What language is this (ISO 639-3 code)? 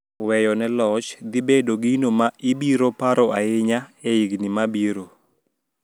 luo